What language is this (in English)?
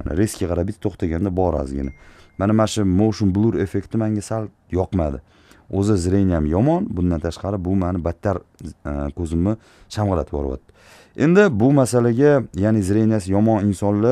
Turkish